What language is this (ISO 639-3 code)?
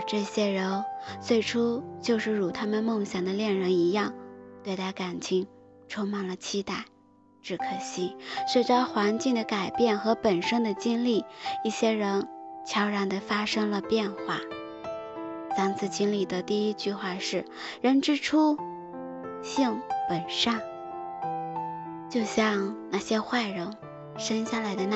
zho